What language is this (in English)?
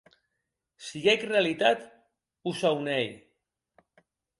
Occitan